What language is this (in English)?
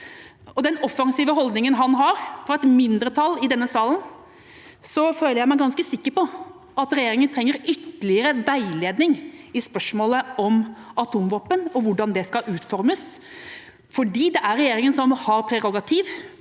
Norwegian